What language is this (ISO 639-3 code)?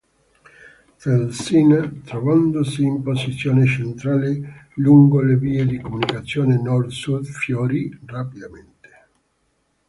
ita